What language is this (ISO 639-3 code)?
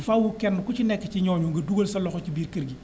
wol